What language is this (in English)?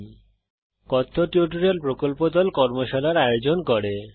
Bangla